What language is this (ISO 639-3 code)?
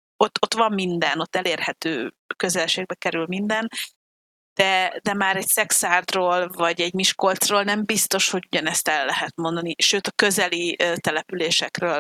hun